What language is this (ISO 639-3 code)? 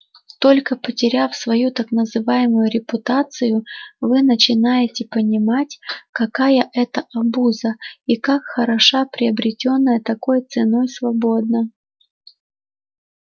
rus